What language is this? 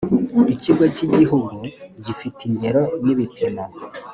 Kinyarwanda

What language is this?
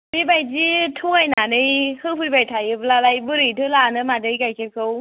Bodo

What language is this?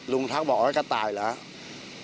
Thai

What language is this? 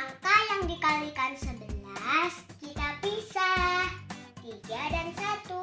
Indonesian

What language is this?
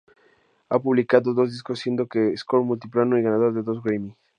Spanish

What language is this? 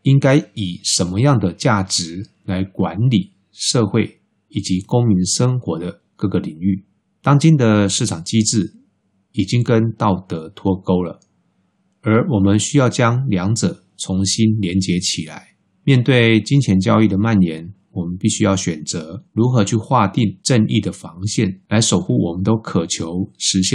Chinese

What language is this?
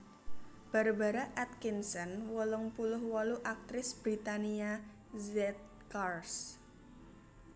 Javanese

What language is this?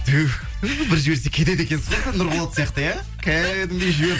Kazakh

